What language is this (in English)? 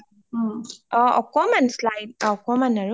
Assamese